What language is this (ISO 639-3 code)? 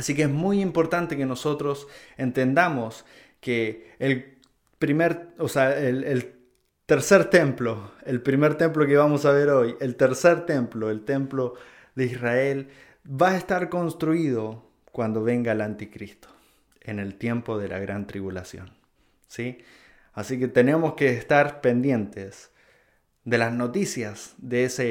spa